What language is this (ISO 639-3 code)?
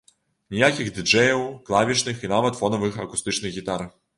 bel